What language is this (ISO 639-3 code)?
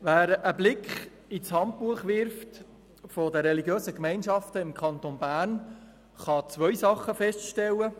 gsw